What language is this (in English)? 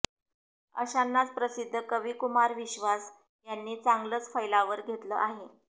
Marathi